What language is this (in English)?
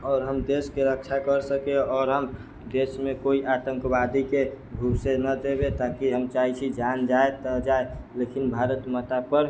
Maithili